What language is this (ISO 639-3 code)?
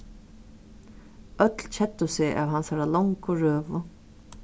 fao